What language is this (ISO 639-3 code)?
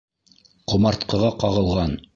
bak